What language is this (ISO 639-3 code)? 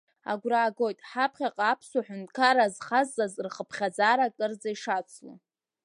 abk